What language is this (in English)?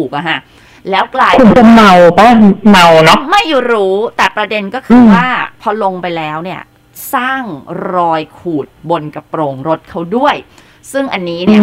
Thai